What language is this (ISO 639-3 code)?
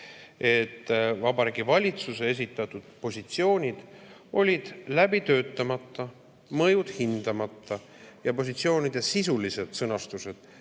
est